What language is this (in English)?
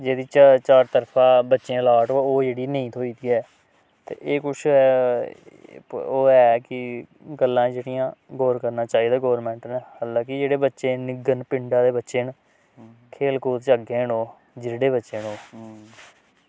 Dogri